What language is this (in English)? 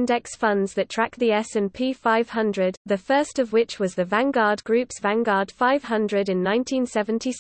English